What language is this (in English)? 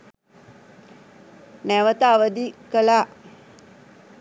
Sinhala